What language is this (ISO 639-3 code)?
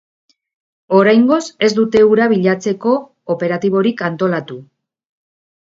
eus